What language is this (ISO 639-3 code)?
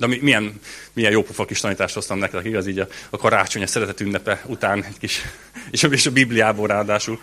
hun